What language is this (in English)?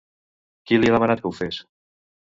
Catalan